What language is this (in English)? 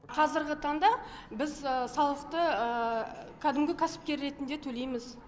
Kazakh